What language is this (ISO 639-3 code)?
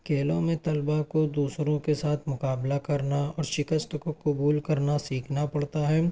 urd